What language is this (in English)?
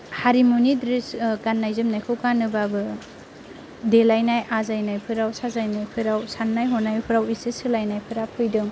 Bodo